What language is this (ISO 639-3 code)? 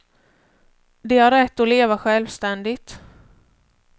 swe